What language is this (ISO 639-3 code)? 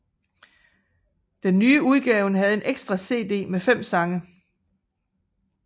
dan